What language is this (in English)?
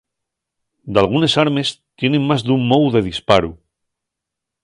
Asturian